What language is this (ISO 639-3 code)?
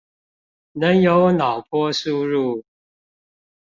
zho